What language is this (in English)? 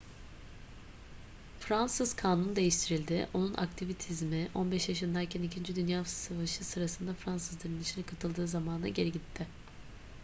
Turkish